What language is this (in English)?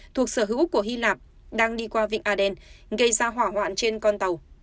Vietnamese